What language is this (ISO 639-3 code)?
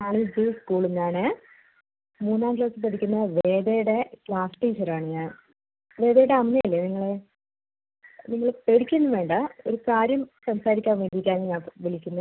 mal